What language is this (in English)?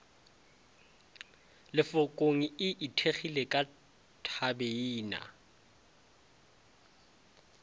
Northern Sotho